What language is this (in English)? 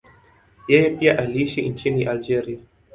Swahili